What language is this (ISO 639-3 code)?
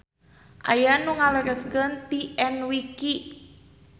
sun